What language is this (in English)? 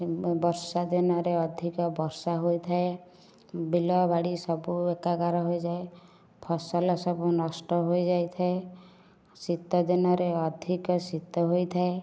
Odia